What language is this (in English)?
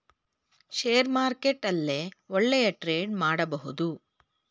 Kannada